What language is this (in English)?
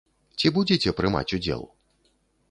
Belarusian